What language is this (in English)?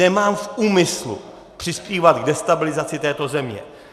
Czech